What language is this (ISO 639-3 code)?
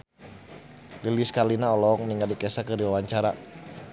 sun